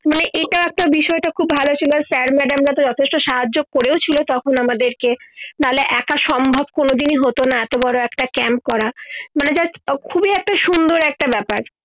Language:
Bangla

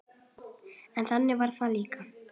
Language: Icelandic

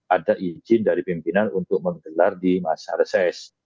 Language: Indonesian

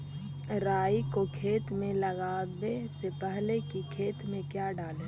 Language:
Magahi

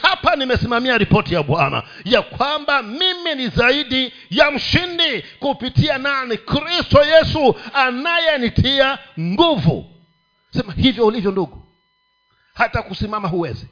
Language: Swahili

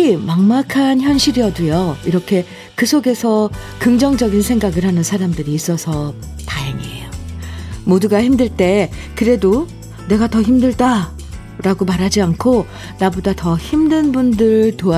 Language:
Korean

